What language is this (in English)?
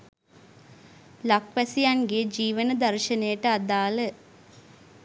Sinhala